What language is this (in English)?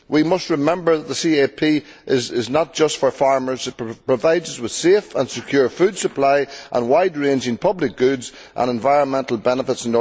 English